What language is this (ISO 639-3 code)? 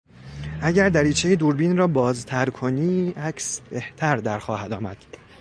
fas